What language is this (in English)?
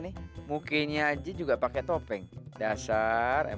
Indonesian